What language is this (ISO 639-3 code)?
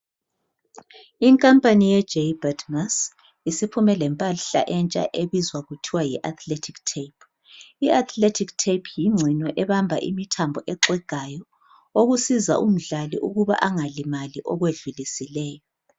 nde